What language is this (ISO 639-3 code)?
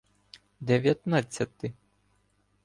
ukr